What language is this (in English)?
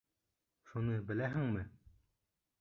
Bashkir